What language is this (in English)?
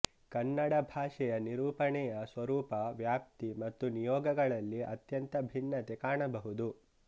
Kannada